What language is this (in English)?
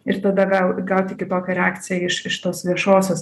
Lithuanian